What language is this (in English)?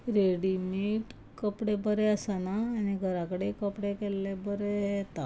Konkani